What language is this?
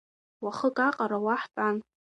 Abkhazian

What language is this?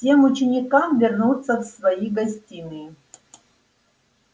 Russian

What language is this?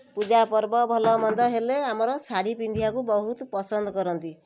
Odia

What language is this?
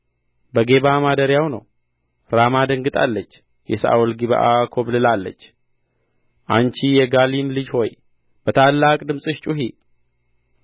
Amharic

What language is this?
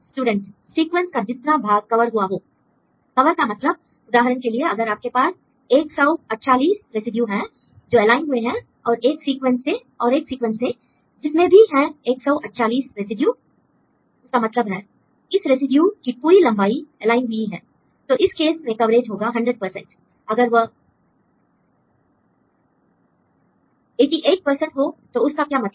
Hindi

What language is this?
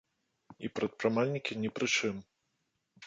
Belarusian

